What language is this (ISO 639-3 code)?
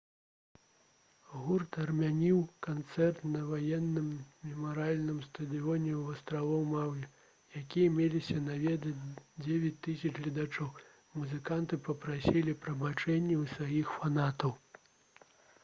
bel